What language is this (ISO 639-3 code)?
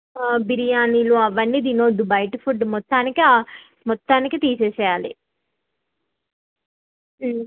tel